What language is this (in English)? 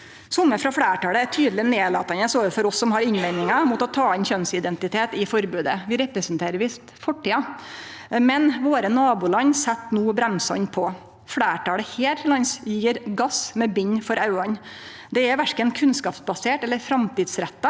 Norwegian